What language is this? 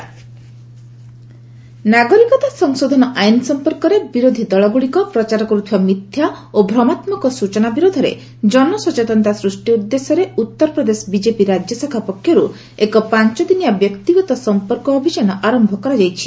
Odia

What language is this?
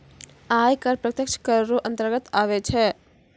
Maithili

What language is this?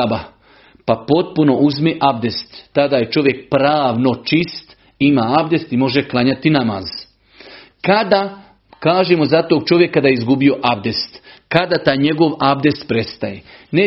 Croatian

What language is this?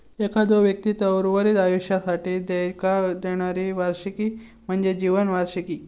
Marathi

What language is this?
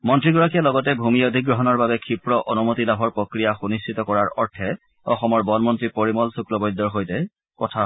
Assamese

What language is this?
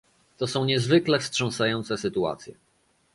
Polish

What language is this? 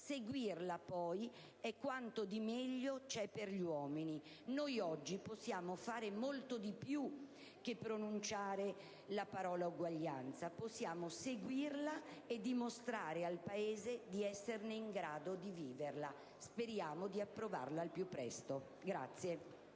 Italian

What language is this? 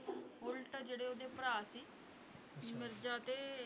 Punjabi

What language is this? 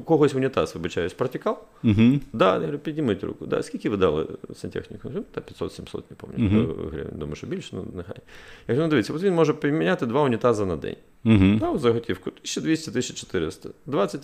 Ukrainian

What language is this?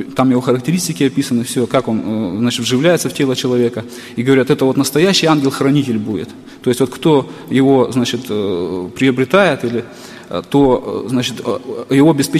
Russian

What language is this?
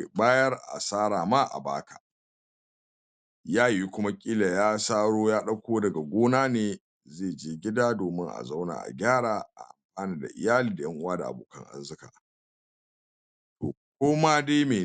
Hausa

